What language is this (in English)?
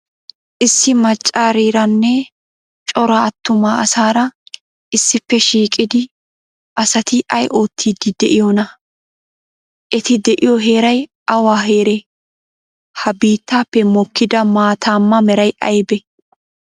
Wolaytta